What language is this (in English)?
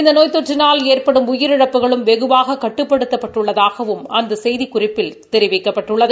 Tamil